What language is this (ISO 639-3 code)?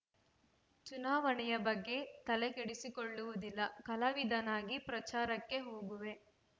kan